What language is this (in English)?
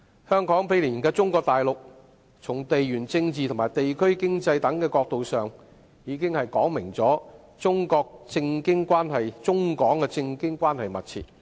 Cantonese